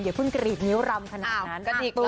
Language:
Thai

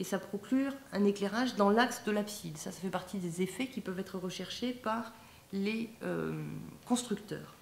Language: French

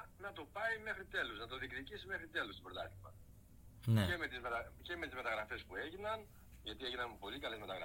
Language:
Greek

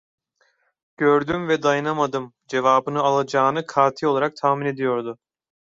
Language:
Turkish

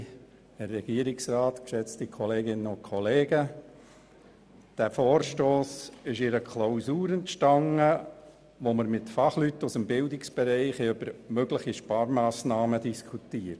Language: Swiss German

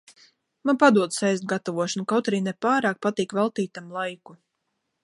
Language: Latvian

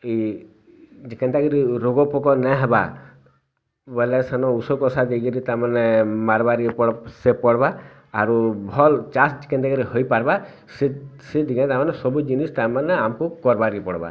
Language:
Odia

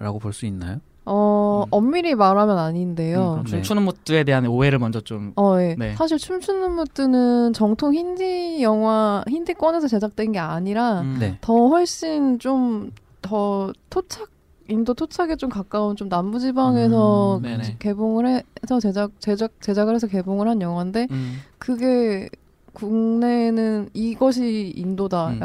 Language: Korean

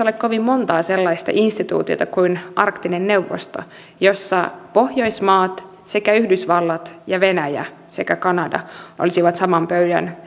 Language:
Finnish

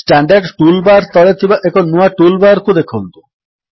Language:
Odia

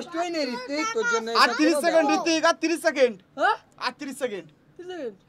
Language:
Bangla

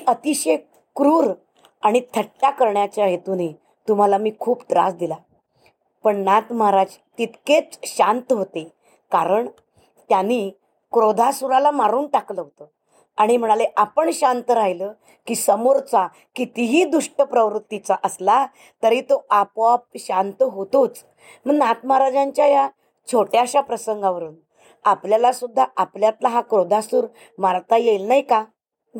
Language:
Marathi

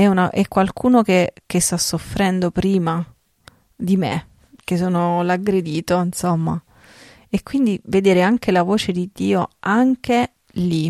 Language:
Italian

